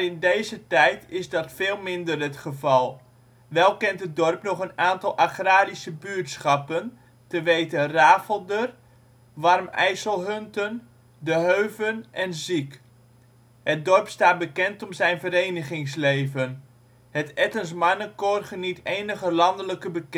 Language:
Dutch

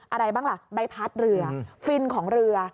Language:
Thai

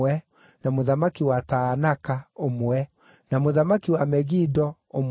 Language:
Kikuyu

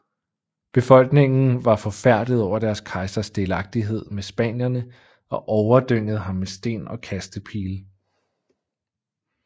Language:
Danish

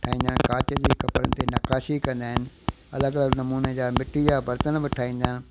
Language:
Sindhi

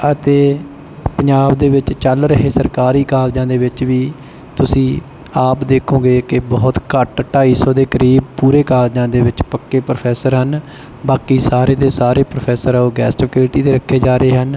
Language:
Punjabi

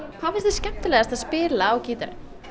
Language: Icelandic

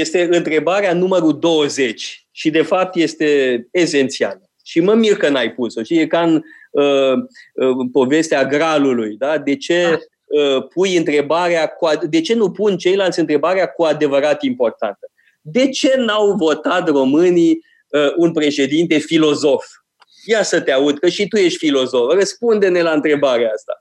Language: Romanian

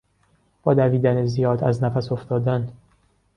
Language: Persian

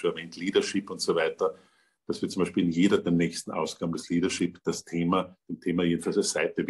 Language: German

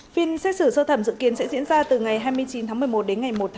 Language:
Vietnamese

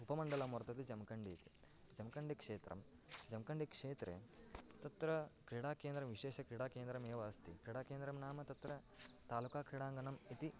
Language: Sanskrit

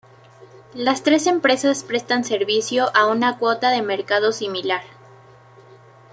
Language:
Spanish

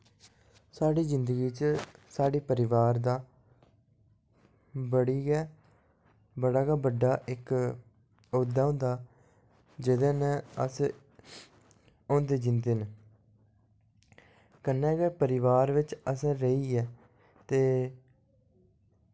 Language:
Dogri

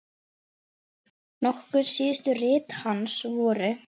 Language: Icelandic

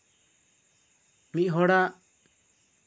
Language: Santali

